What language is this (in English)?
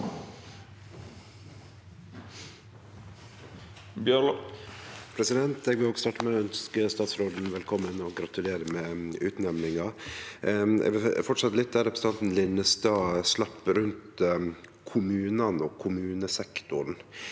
Norwegian